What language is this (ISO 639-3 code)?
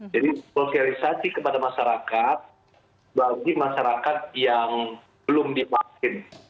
ind